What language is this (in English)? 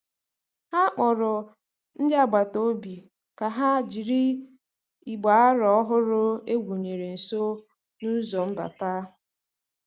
Igbo